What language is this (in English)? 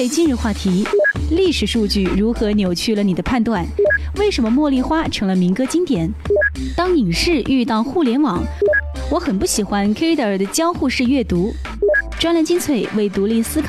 Chinese